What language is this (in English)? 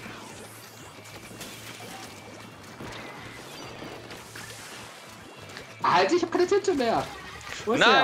German